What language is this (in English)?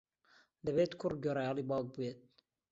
Central Kurdish